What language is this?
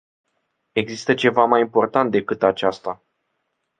Romanian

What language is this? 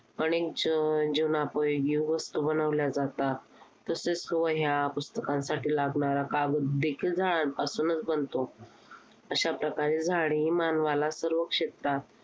Marathi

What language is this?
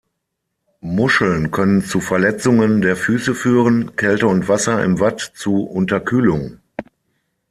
German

